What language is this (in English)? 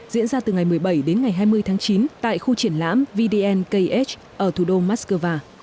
Vietnamese